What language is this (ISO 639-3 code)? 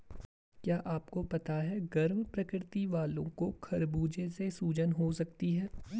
hin